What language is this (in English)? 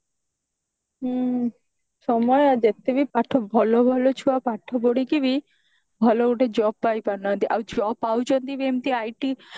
Odia